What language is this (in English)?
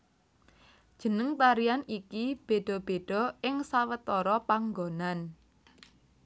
Javanese